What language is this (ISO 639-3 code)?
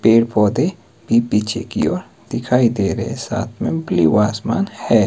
hin